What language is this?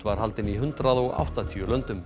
Icelandic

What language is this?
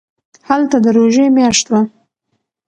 Pashto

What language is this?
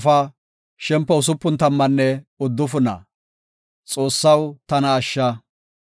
Gofa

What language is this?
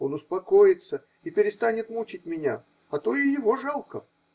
Russian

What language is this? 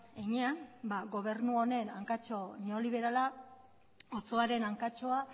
Basque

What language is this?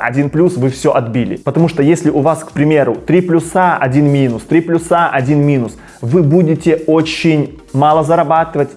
Russian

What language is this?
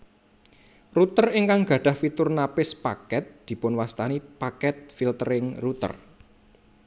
Javanese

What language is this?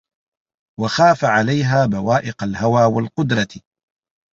Arabic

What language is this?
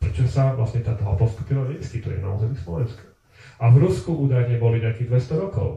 Slovak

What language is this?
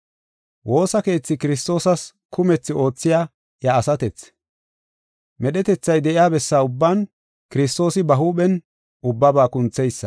Gofa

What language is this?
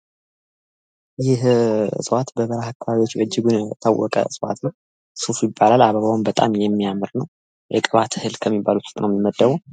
Amharic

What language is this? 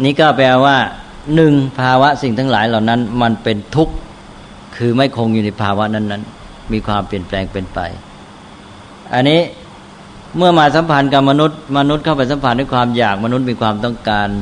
Thai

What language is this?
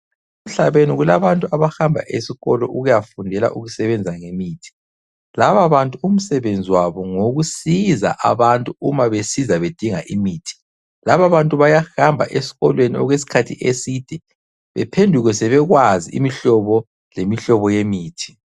North Ndebele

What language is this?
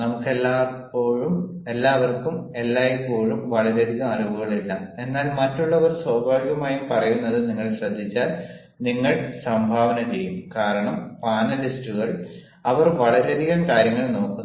Malayalam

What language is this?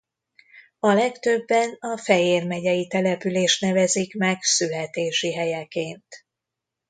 Hungarian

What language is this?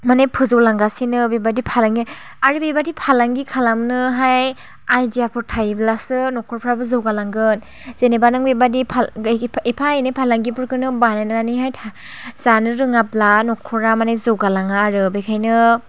Bodo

